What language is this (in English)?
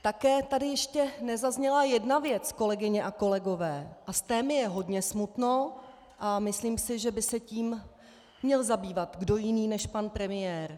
Czech